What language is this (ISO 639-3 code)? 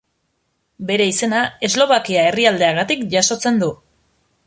eus